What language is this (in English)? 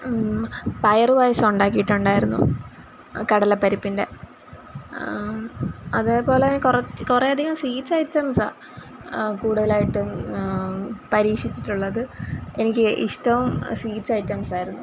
Malayalam